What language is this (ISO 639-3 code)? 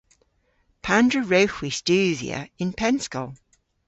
cor